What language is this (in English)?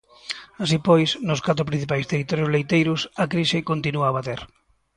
Galician